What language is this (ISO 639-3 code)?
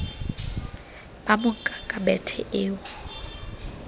sot